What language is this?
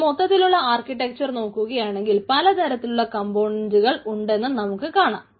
Malayalam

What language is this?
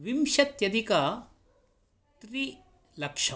Sanskrit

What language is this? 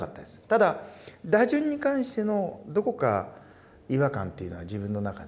Japanese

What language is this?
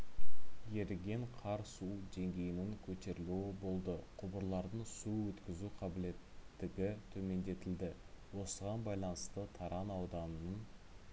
Kazakh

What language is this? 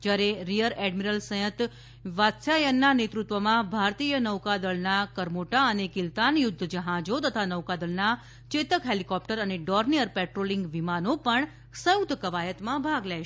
Gujarati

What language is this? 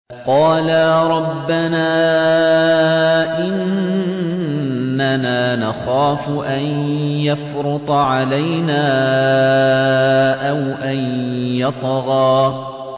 Arabic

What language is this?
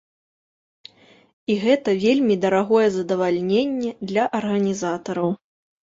Belarusian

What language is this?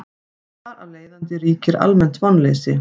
Icelandic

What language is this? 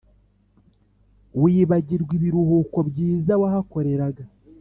Kinyarwanda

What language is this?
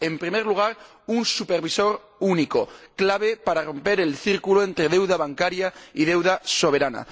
Spanish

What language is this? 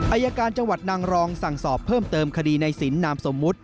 Thai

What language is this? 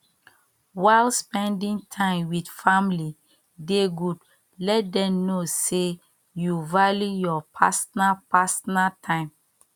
Nigerian Pidgin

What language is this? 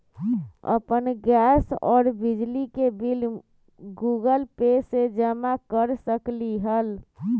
Magahi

